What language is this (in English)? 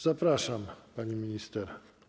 Polish